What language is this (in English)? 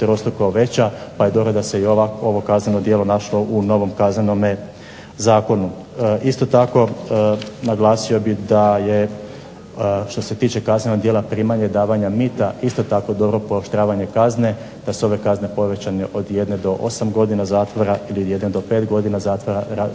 Croatian